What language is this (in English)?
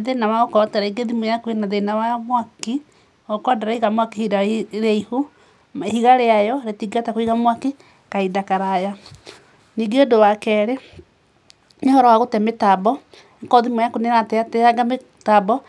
Kikuyu